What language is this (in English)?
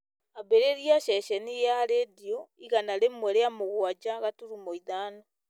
Kikuyu